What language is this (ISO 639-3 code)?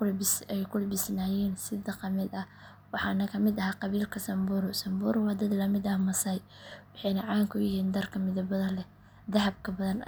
som